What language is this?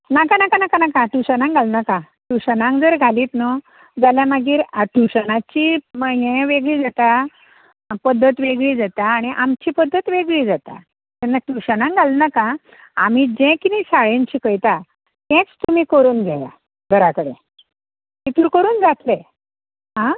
Konkani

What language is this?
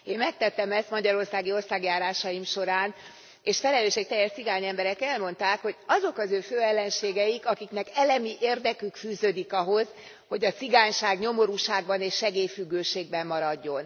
Hungarian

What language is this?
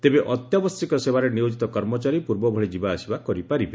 Odia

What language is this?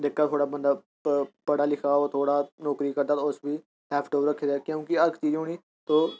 Dogri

